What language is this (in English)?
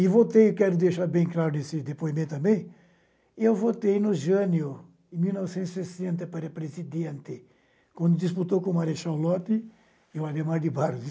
Portuguese